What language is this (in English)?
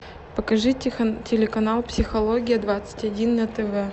Russian